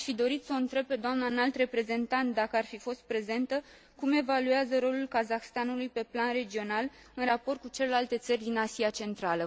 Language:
Romanian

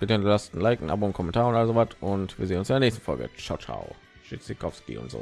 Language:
German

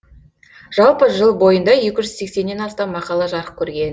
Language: Kazakh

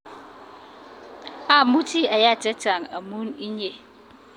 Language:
Kalenjin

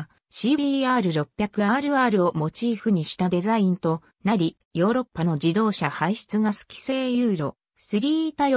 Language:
Japanese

